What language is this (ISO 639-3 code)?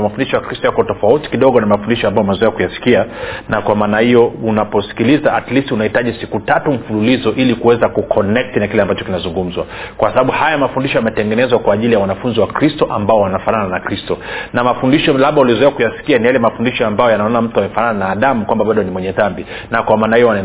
swa